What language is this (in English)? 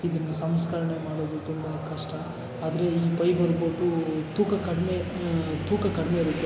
Kannada